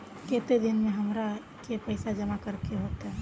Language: Magahi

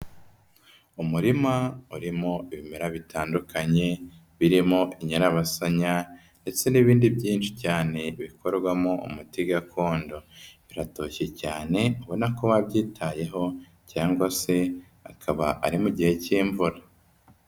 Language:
Kinyarwanda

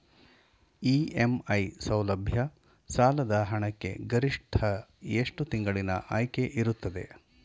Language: Kannada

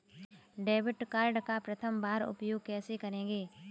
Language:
Hindi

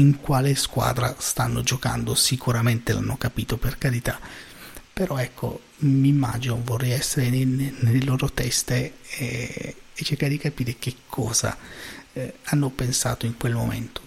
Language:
Italian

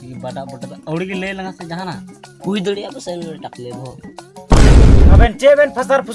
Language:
Indonesian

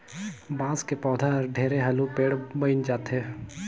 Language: Chhattisgarhi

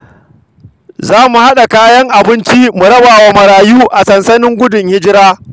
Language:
Hausa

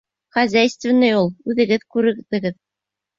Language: Bashkir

